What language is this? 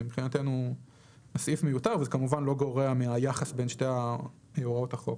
Hebrew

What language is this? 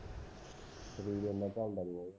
Punjabi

